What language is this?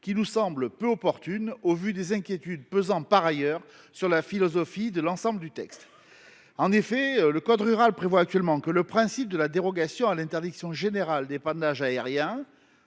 French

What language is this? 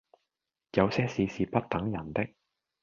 Cantonese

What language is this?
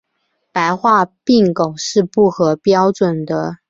Chinese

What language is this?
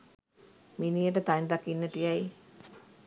Sinhala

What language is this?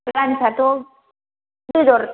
Bodo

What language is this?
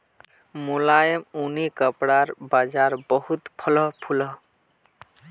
Magahi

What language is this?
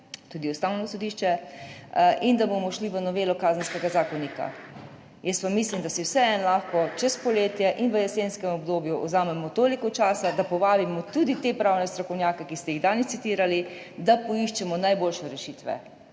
Slovenian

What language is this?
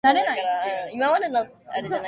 Japanese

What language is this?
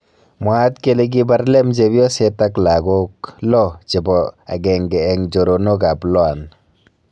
Kalenjin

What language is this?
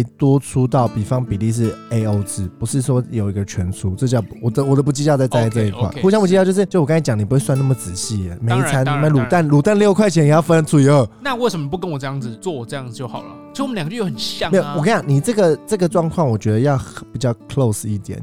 Chinese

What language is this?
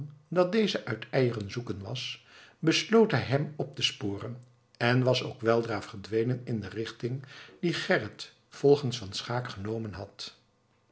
Dutch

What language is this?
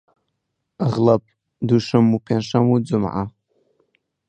Central Kurdish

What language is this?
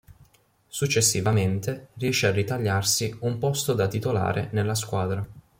Italian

